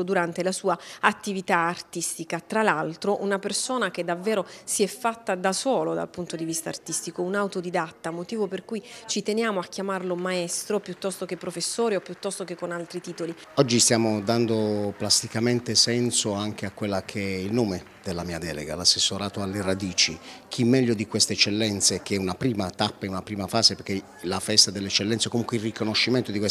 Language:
Italian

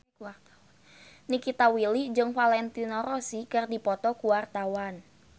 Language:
Sundanese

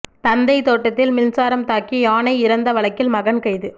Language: Tamil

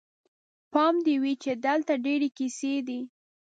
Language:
Pashto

